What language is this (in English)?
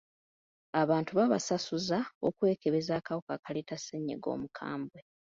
Ganda